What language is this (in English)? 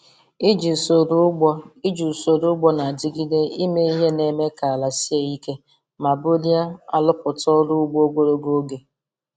Igbo